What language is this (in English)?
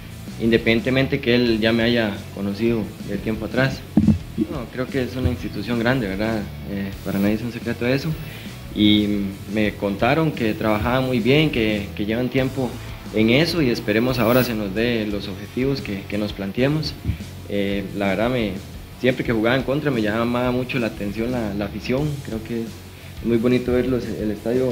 Spanish